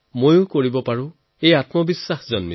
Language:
Assamese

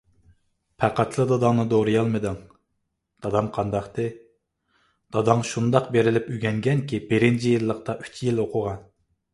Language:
Uyghur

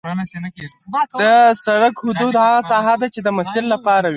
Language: Pashto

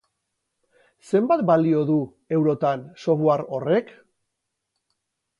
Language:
Basque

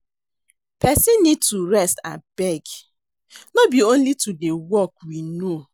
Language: Nigerian Pidgin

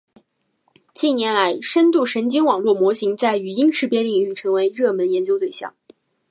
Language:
Chinese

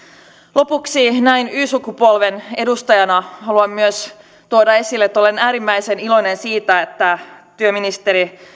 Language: Finnish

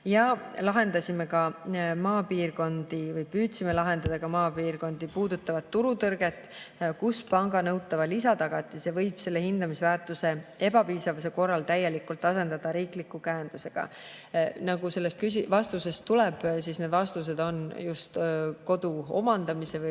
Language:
Estonian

